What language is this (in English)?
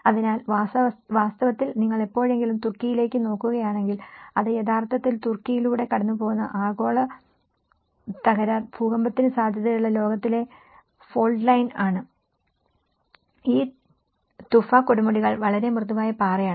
Malayalam